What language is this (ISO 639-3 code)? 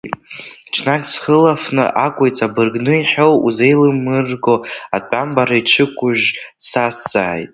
abk